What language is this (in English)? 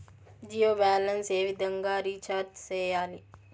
Telugu